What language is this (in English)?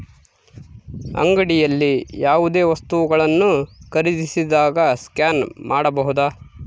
Kannada